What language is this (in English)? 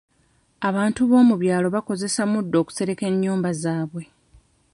Ganda